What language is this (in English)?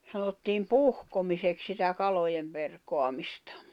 Finnish